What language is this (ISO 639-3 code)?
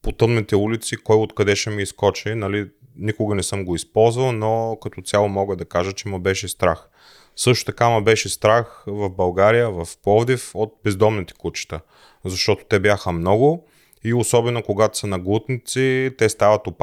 bul